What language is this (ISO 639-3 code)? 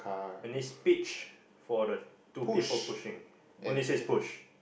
eng